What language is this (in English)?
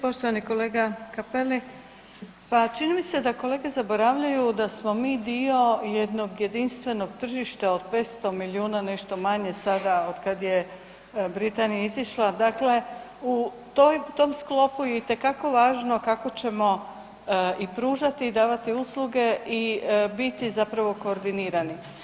Croatian